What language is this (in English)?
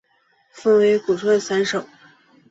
Chinese